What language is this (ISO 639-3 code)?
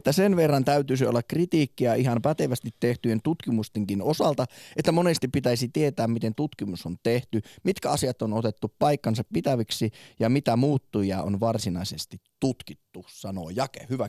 fin